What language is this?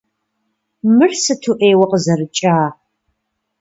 Kabardian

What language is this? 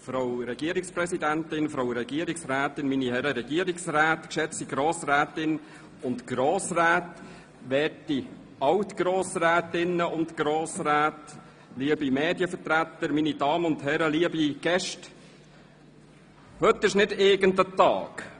Swiss German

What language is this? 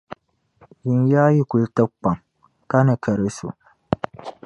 Dagbani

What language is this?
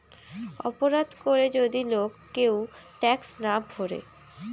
Bangla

